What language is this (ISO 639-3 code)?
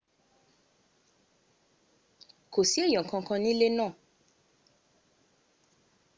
yor